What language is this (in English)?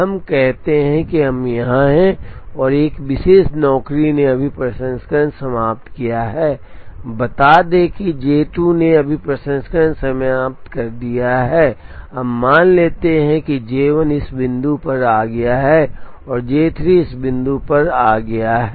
Hindi